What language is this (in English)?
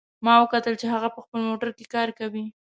Pashto